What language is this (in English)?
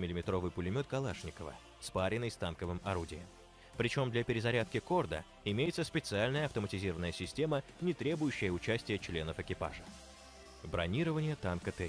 Russian